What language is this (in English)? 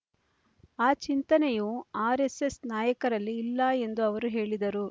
Kannada